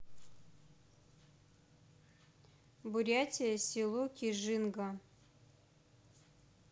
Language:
Russian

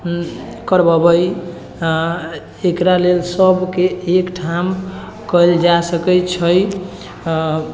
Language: Maithili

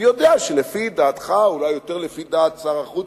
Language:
Hebrew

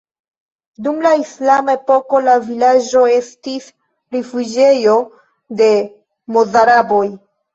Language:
Esperanto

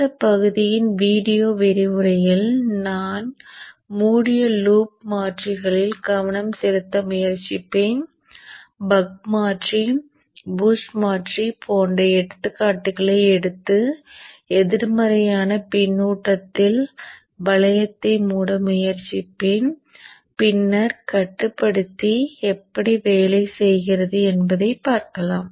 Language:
Tamil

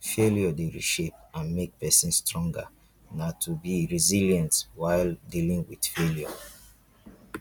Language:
Nigerian Pidgin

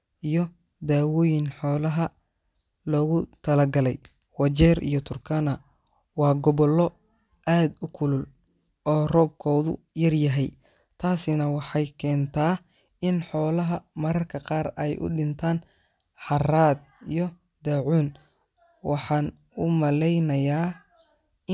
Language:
Somali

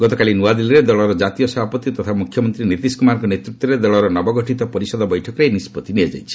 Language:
Odia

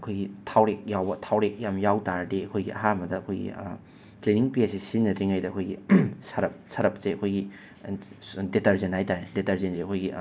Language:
Manipuri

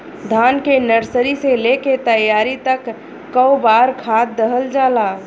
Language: Bhojpuri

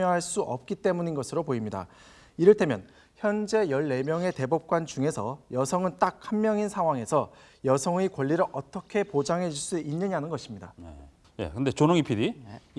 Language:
Korean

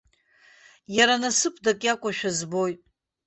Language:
Abkhazian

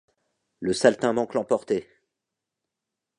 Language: French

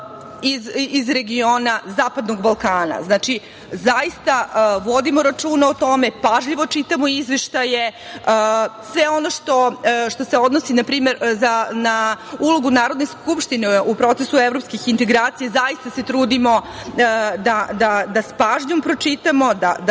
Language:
Serbian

